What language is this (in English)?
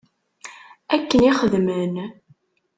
Kabyle